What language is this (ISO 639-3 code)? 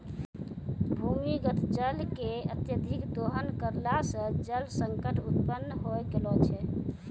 mai